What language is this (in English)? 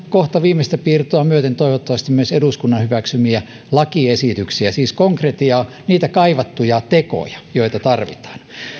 Finnish